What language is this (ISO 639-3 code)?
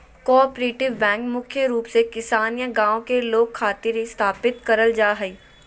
mag